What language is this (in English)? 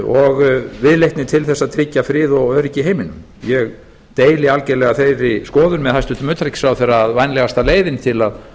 Icelandic